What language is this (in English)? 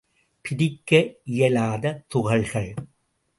Tamil